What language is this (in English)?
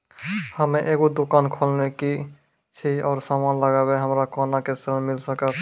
Maithili